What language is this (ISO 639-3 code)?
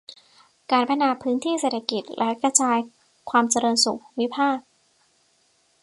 tha